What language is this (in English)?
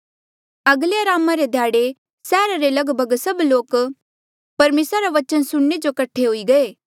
Mandeali